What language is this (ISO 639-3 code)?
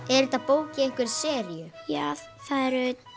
isl